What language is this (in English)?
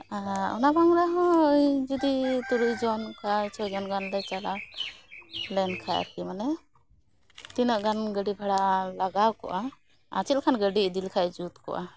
Santali